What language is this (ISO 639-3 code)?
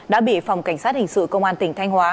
vie